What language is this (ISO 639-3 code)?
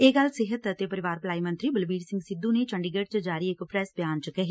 pan